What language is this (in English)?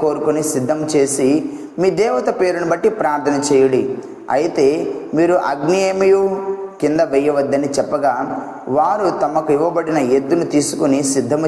Telugu